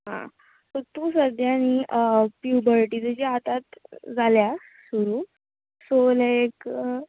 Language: Konkani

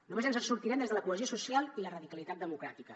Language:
Catalan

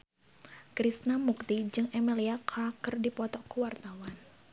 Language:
Sundanese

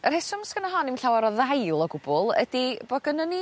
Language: Welsh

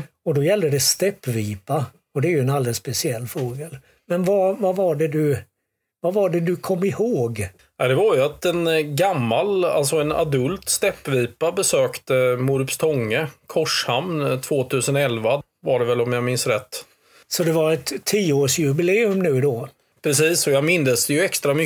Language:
Swedish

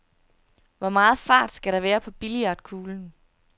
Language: Danish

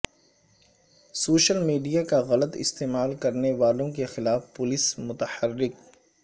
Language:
Urdu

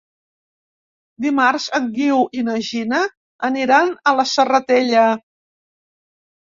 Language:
Catalan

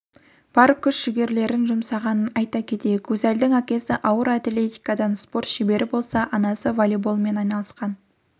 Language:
Kazakh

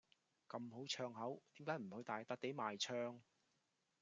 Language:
Cantonese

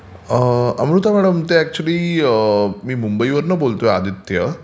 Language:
Marathi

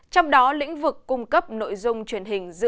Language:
Vietnamese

